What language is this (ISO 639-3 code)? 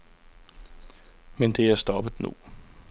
dan